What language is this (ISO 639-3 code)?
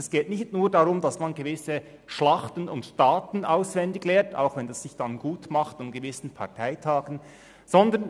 gsw